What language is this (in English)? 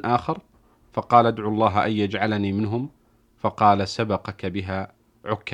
Arabic